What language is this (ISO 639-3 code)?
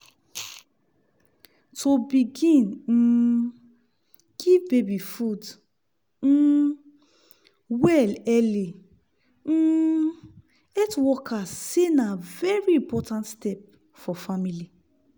pcm